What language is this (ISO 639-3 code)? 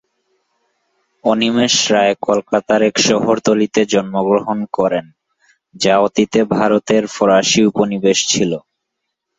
ben